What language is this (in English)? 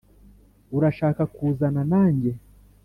Kinyarwanda